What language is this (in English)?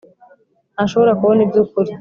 Kinyarwanda